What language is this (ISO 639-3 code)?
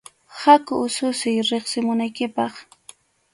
qxu